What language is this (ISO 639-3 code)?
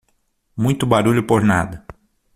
por